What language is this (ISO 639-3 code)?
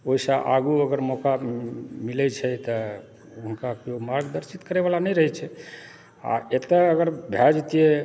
mai